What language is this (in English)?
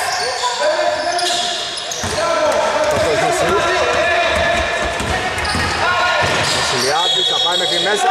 Greek